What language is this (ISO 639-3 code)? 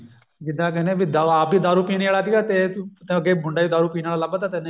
pan